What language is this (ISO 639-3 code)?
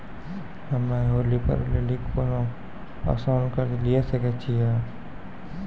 mai